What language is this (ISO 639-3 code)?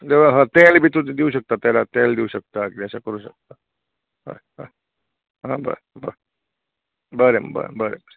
kok